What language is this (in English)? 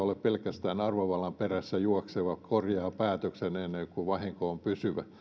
Finnish